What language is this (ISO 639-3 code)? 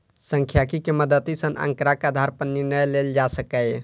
mai